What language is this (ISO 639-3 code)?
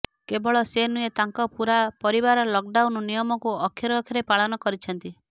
ori